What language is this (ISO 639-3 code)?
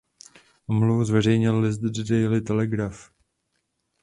ces